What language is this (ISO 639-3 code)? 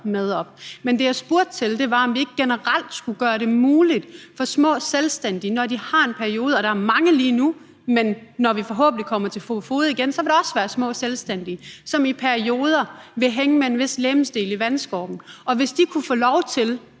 dan